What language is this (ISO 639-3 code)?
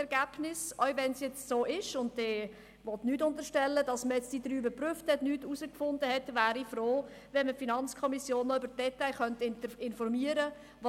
gsw